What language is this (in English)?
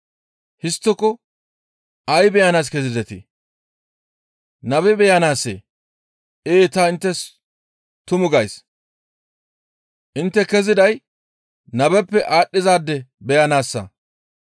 Gamo